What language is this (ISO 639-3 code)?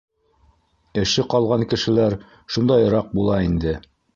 bak